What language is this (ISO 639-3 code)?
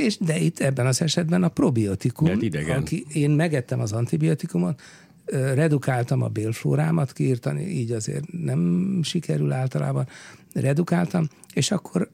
hun